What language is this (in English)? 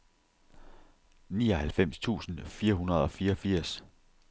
Danish